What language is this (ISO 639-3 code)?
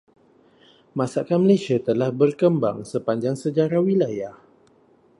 msa